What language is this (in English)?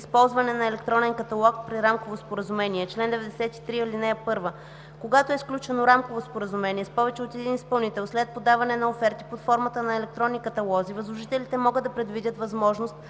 Bulgarian